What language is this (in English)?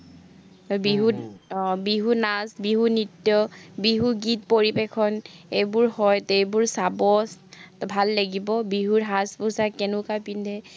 Assamese